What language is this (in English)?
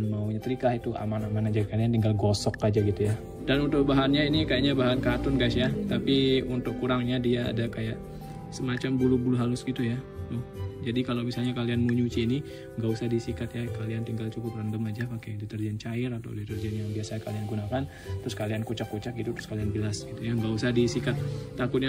Indonesian